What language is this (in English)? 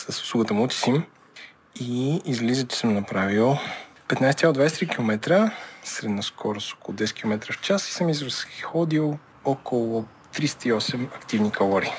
Bulgarian